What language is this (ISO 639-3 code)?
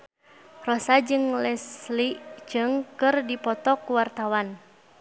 sun